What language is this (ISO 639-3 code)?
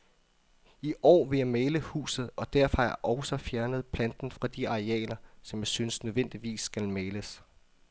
dan